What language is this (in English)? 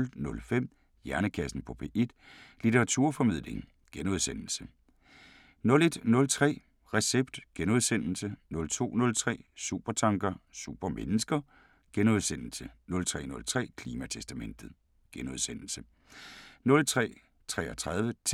Danish